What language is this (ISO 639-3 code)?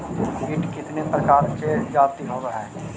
mag